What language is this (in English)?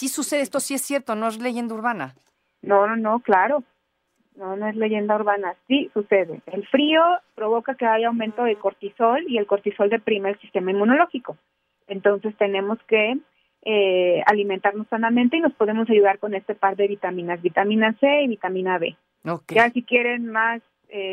Spanish